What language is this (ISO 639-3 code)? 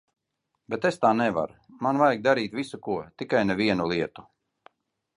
lav